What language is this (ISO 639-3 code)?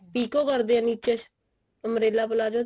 pan